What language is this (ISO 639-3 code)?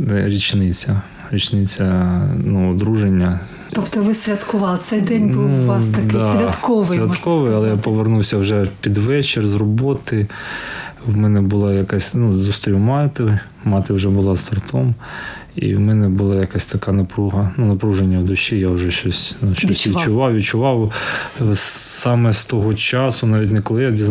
ukr